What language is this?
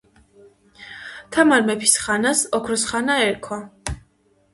Georgian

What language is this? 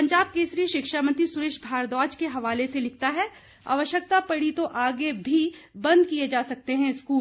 Hindi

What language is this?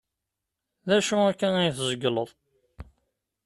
Kabyle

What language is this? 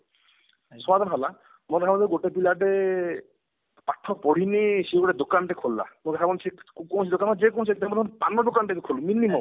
Odia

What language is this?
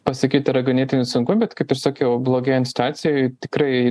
Lithuanian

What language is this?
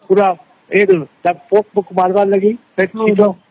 Odia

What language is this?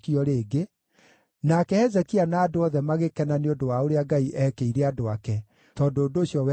Kikuyu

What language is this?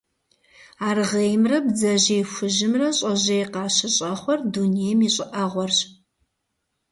Kabardian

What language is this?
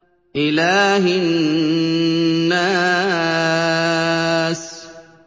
Arabic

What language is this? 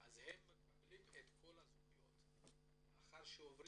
Hebrew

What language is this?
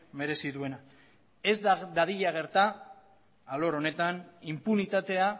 Basque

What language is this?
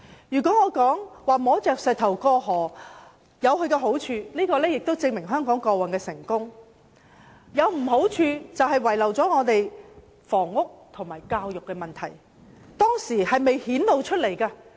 Cantonese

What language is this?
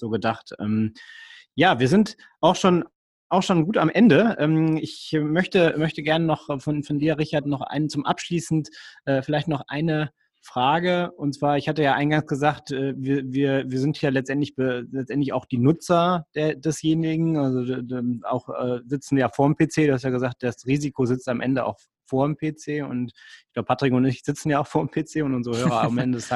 German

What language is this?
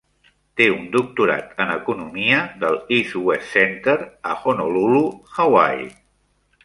Catalan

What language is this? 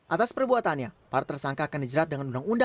Indonesian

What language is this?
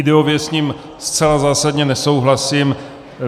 Czech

